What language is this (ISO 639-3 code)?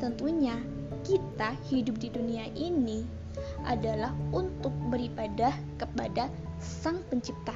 ind